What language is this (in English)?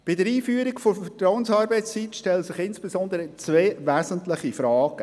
Swiss German